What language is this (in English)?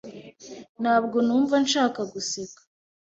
Kinyarwanda